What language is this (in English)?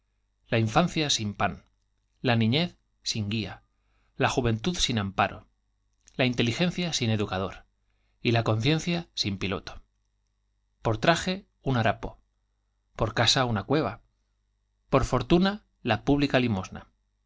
Spanish